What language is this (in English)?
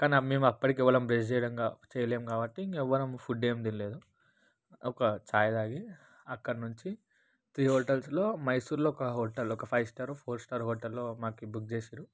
Telugu